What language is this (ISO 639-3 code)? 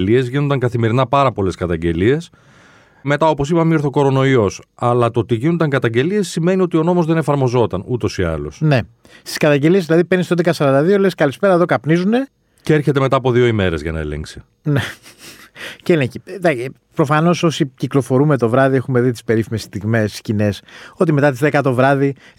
ell